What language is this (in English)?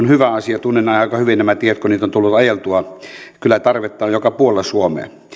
Finnish